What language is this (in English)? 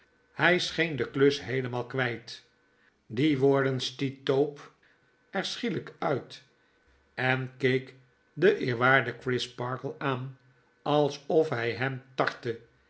Dutch